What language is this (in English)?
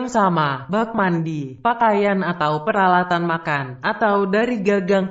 Indonesian